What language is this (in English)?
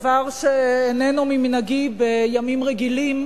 Hebrew